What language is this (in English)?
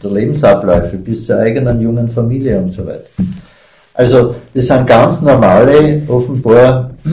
German